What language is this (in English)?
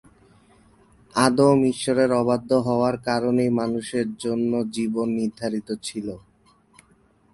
Bangla